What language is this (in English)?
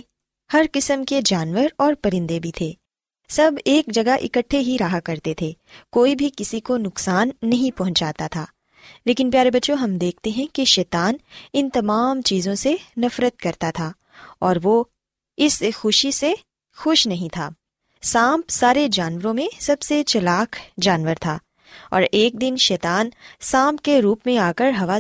Urdu